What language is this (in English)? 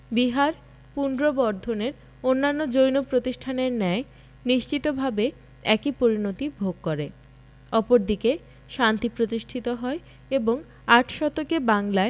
Bangla